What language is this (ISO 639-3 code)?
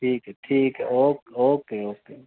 pan